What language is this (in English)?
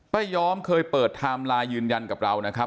Thai